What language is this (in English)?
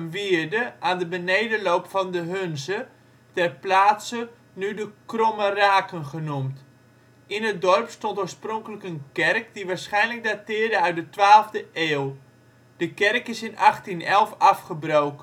Dutch